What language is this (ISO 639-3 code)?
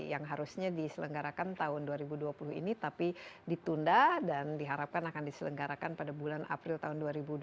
ind